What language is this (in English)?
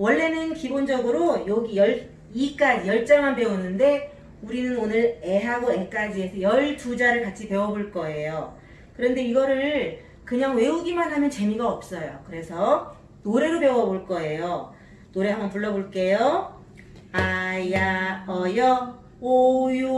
Korean